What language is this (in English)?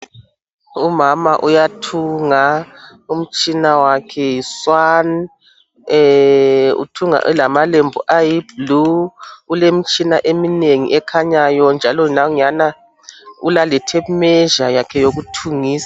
North Ndebele